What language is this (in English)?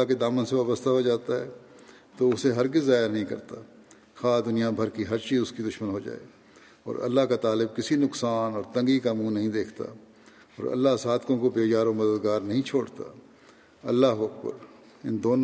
Urdu